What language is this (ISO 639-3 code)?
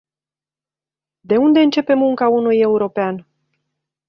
ron